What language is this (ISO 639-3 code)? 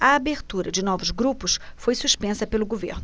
por